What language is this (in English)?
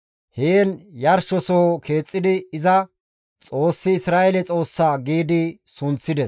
Gamo